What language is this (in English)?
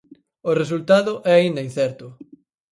Galician